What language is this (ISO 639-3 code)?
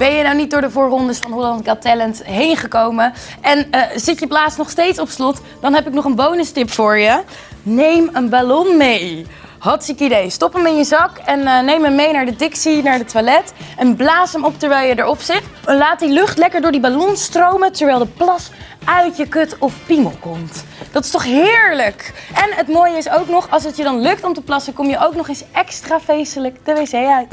nld